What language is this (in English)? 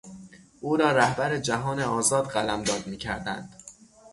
Persian